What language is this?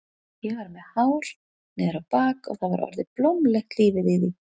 Icelandic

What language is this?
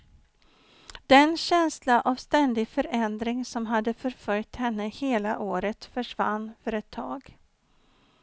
Swedish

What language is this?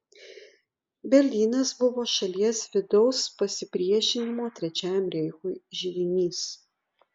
Lithuanian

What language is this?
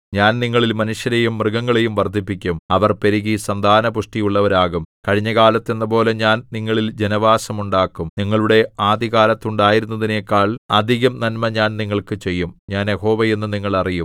Malayalam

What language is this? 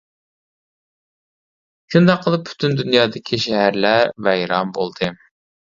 Uyghur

